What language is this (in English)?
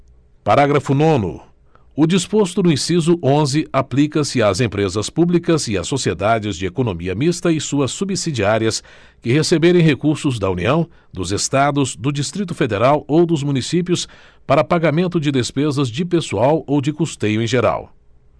Portuguese